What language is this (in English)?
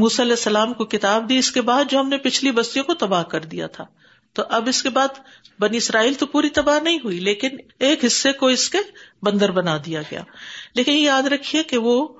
Urdu